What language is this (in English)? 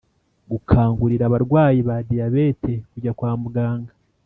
Kinyarwanda